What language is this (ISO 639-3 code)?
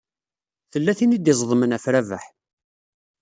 kab